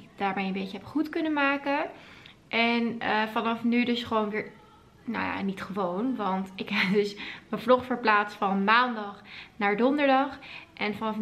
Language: Dutch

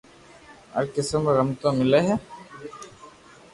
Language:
Loarki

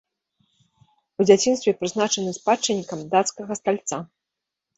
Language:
Belarusian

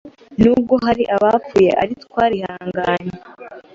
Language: Kinyarwanda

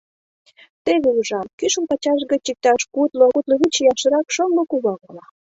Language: Mari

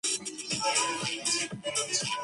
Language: Chinese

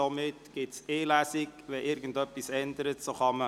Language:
Swiss German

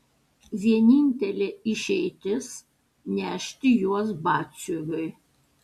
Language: Lithuanian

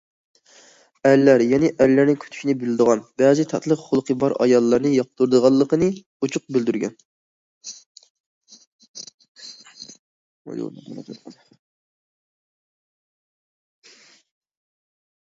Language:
Uyghur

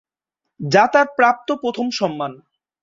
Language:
Bangla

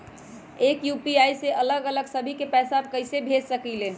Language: Magahi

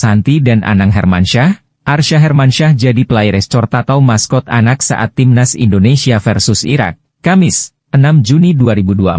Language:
Indonesian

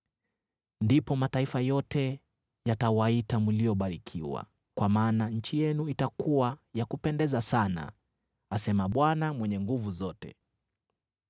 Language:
Swahili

